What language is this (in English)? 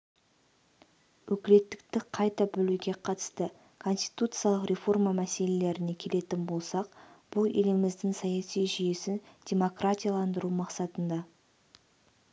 Kazakh